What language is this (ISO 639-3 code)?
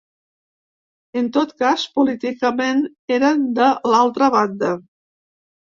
cat